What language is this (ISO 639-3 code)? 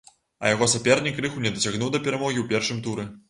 bel